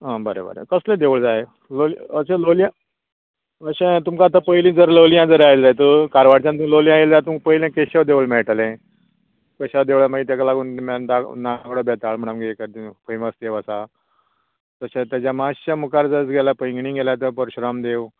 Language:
Konkani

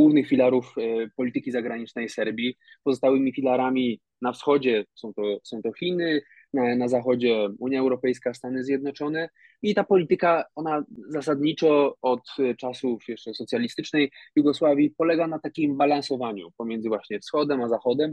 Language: Polish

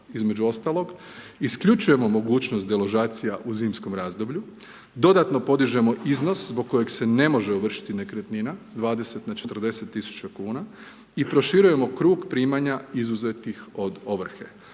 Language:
Croatian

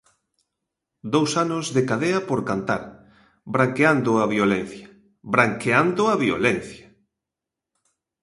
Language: Galician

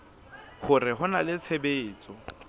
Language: Southern Sotho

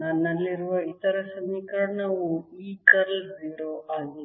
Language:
Kannada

